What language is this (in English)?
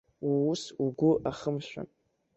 Abkhazian